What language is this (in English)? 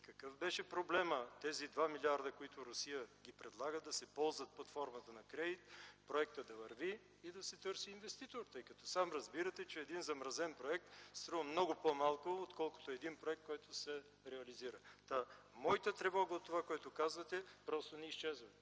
Bulgarian